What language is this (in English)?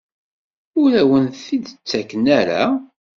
Kabyle